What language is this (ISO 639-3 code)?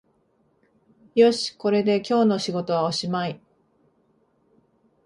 jpn